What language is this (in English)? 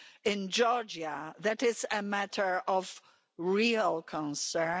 English